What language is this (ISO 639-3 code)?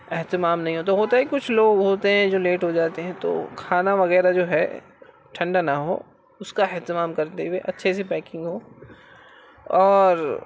urd